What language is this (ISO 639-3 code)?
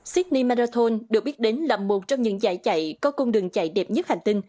vie